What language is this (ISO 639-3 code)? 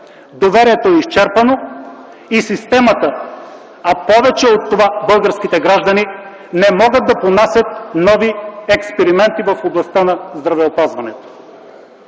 bul